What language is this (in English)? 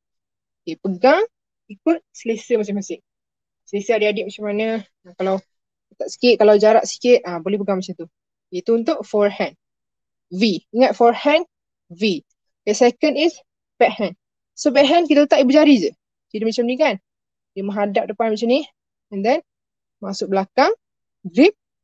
Malay